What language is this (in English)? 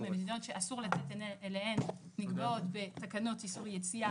Hebrew